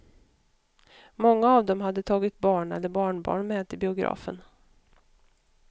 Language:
Swedish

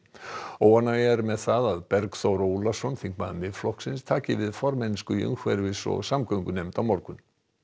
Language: Icelandic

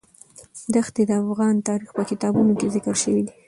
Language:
Pashto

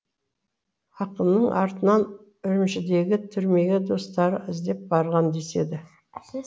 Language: Kazakh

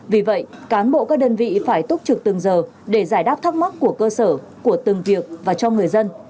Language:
Vietnamese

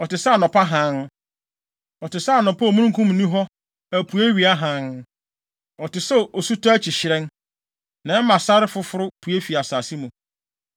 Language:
Akan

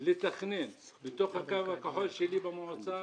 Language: Hebrew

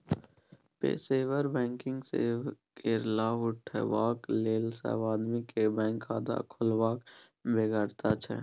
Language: Maithili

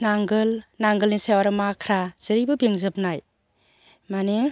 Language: Bodo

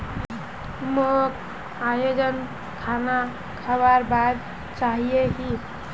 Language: Magahi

